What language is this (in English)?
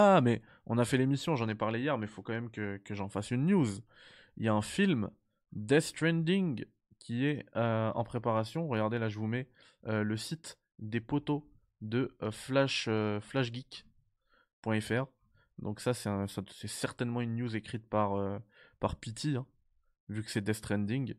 French